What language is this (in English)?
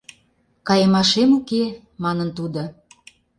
Mari